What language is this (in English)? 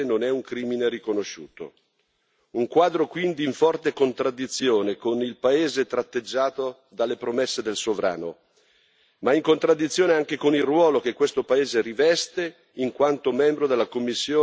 Italian